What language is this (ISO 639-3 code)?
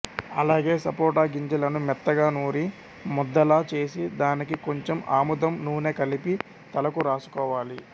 tel